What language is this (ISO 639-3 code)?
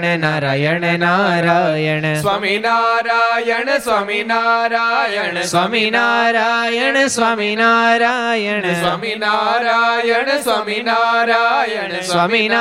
guj